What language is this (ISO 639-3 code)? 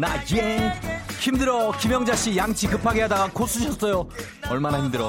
kor